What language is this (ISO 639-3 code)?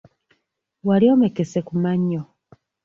lug